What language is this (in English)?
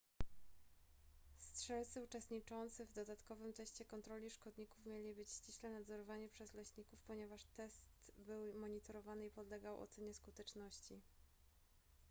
Polish